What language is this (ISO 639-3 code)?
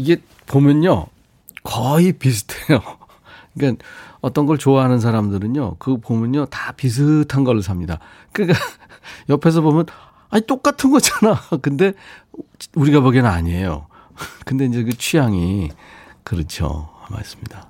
kor